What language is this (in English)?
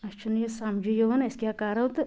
Kashmiri